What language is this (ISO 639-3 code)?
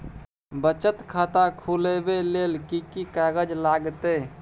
mai